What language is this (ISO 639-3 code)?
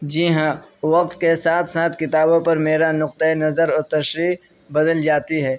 urd